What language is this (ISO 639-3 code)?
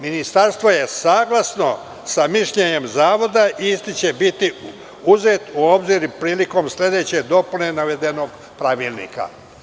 srp